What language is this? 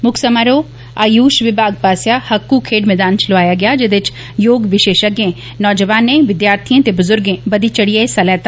Dogri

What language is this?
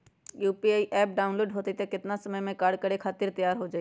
Magahi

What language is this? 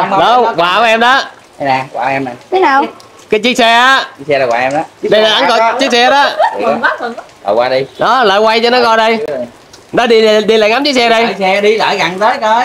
Vietnamese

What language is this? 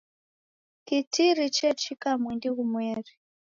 Taita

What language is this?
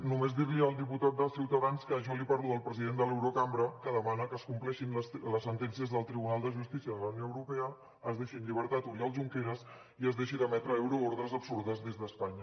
Catalan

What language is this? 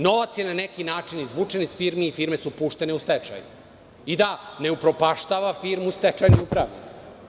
Serbian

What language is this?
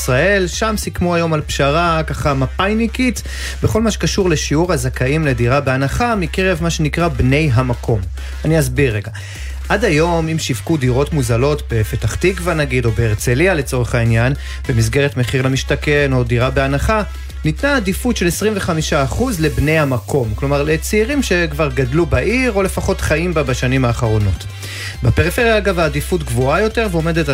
Hebrew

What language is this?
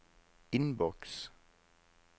Norwegian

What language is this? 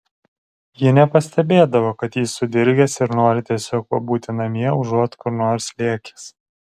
Lithuanian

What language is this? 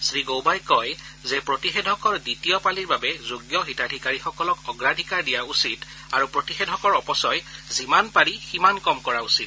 Assamese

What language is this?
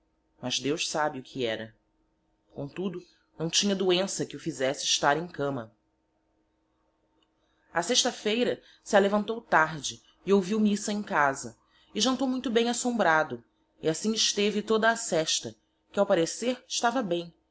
Portuguese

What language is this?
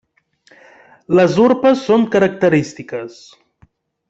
Catalan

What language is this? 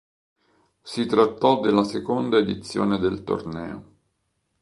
Italian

